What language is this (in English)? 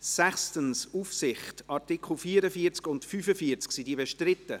Swiss German